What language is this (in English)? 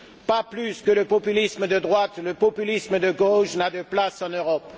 French